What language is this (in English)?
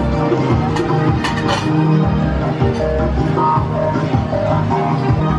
Italian